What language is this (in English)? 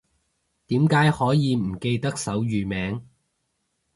Cantonese